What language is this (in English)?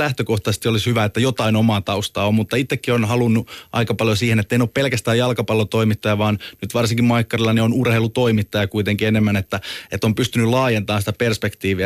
Finnish